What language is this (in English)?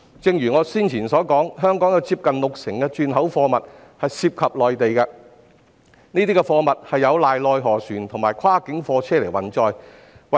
Cantonese